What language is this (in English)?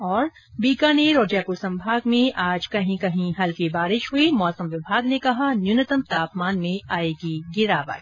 Hindi